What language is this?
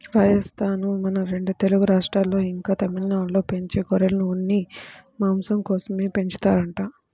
Telugu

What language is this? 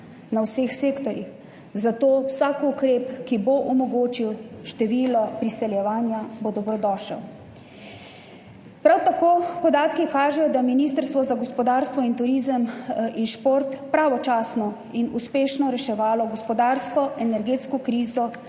Slovenian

